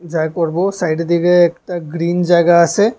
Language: Bangla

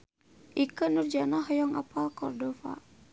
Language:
Sundanese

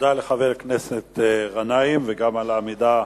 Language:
Hebrew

